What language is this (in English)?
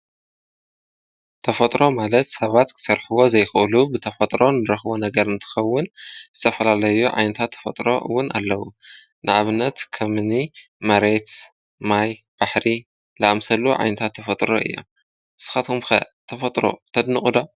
Tigrinya